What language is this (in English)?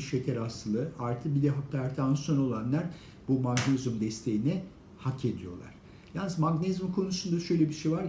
Turkish